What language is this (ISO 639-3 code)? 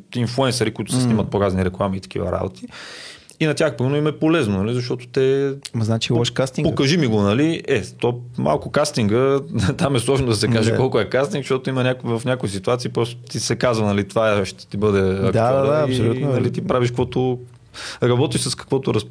bul